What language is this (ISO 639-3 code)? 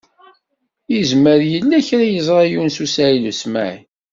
kab